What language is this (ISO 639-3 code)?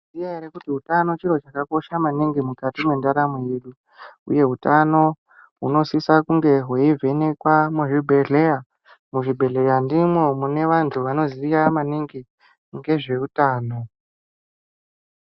ndc